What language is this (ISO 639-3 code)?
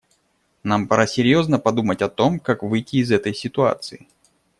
rus